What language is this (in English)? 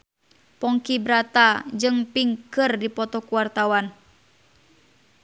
Sundanese